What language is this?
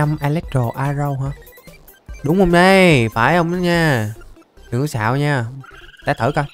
Vietnamese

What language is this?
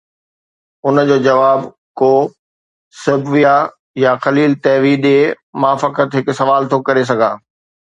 Sindhi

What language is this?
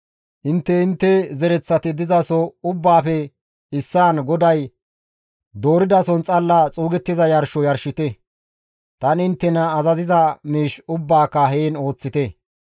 Gamo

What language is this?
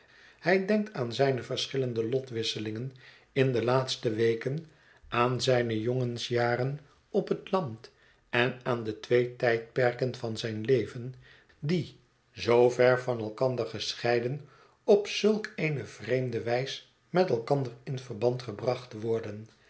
Dutch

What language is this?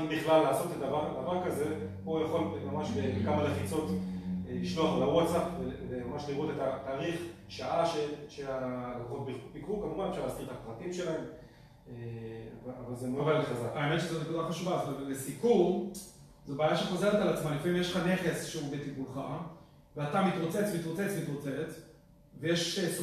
Hebrew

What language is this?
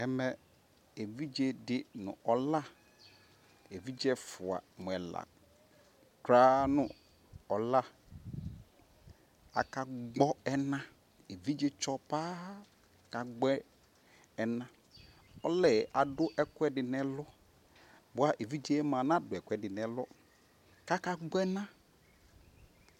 Ikposo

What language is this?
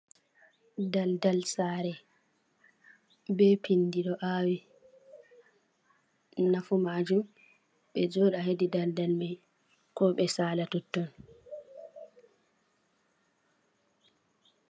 Fula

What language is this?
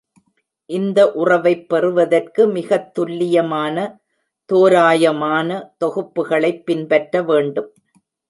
Tamil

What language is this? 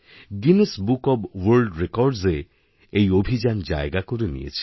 Bangla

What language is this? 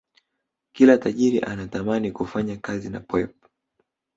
Swahili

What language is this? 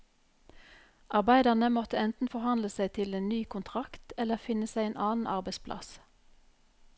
Norwegian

